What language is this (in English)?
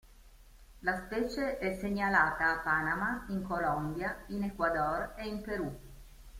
Italian